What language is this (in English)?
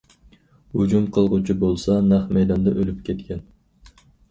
Uyghur